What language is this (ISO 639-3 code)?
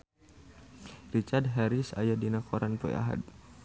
sun